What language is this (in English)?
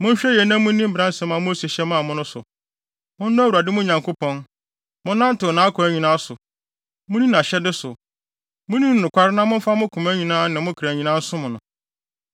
Akan